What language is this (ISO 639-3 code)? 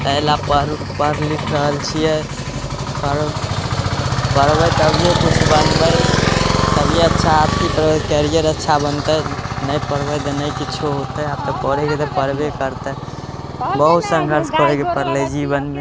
mai